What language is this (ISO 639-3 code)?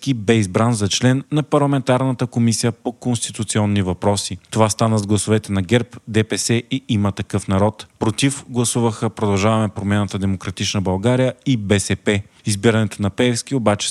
bul